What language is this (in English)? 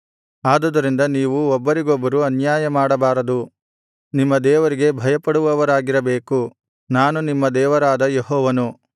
Kannada